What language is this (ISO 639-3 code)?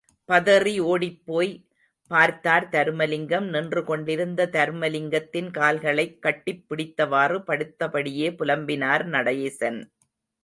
tam